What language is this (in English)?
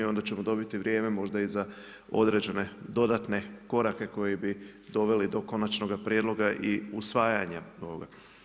Croatian